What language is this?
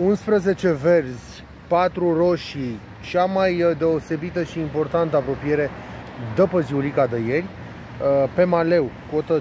Romanian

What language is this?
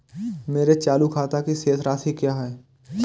Hindi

